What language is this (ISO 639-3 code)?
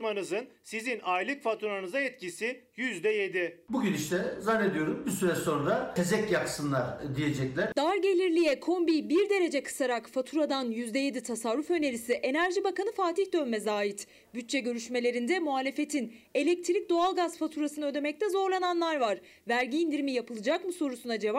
tur